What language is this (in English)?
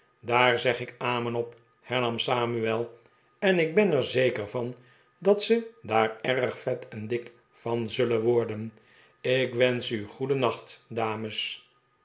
Dutch